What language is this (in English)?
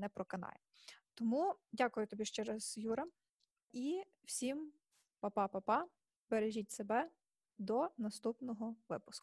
Ukrainian